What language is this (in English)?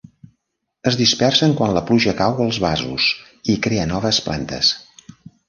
Catalan